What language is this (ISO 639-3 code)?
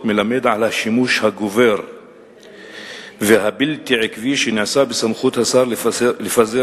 heb